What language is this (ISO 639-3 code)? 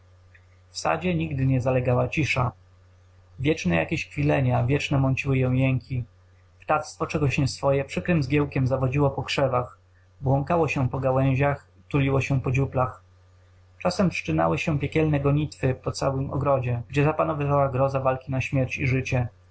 pol